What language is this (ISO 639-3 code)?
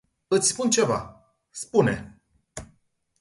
ron